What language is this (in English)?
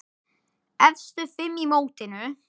Icelandic